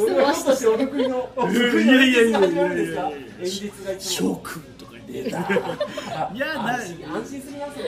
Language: Japanese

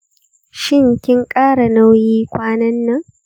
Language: Hausa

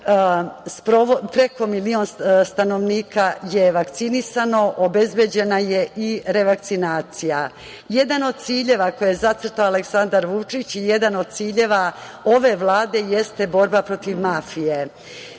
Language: Serbian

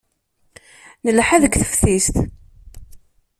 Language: Kabyle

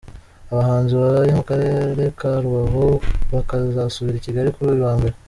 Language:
Kinyarwanda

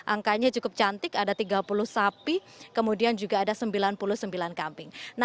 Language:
Indonesian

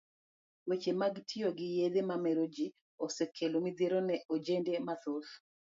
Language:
Luo (Kenya and Tanzania)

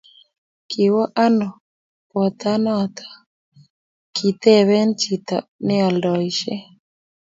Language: Kalenjin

